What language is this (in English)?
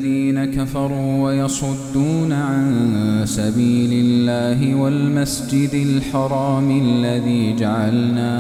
Arabic